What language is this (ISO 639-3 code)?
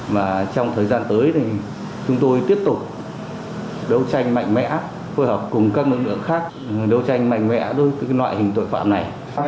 vie